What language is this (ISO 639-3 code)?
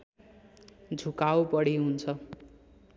nep